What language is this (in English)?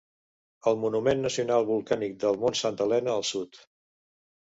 Catalan